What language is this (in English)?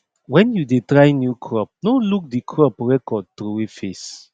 Nigerian Pidgin